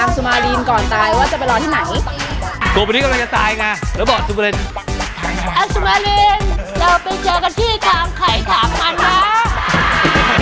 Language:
Thai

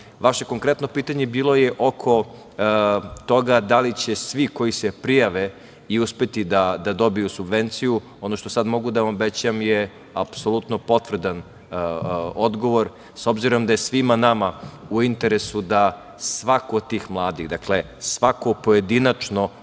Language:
Serbian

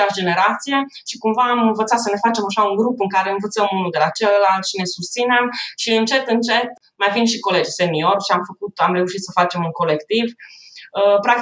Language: Romanian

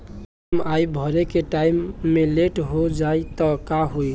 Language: Bhojpuri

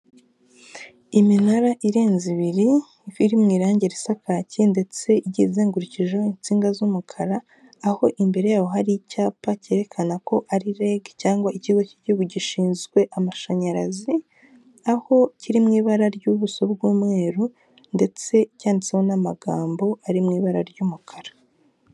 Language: Kinyarwanda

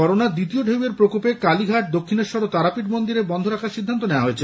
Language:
Bangla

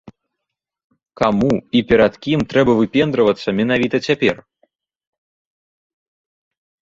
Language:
Belarusian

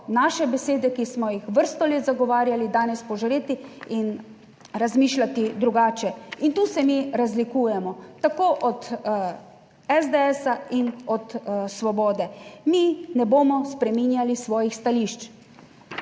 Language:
Slovenian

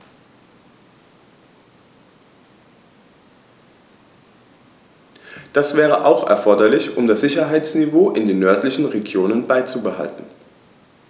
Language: German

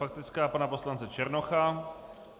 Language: Czech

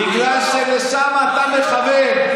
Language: Hebrew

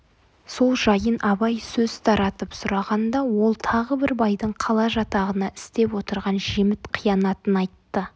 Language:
Kazakh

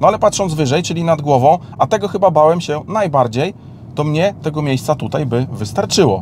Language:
Polish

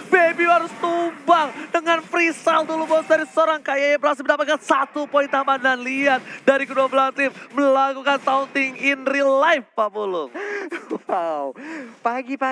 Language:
Indonesian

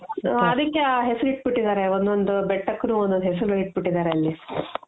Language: Kannada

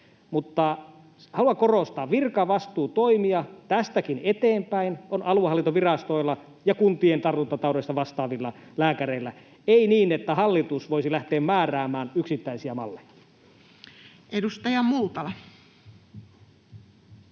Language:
Finnish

